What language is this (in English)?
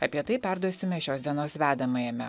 Lithuanian